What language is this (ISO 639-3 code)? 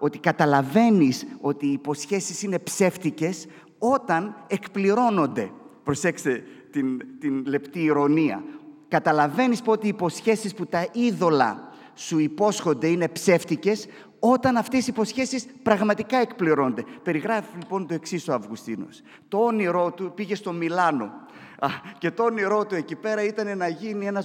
ell